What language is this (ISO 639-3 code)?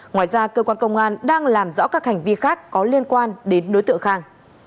vie